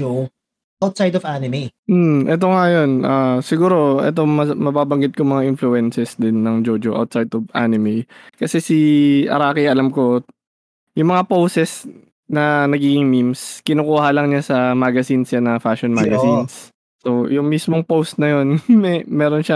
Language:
Filipino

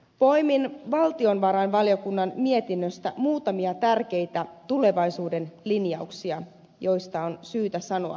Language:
Finnish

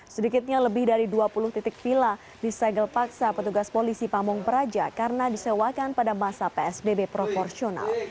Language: Indonesian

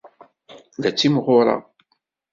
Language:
Kabyle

